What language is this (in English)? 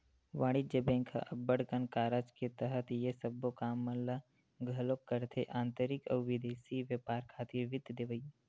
Chhattisgarhi